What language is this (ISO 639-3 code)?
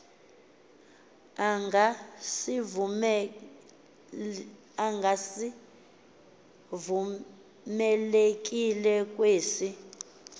xho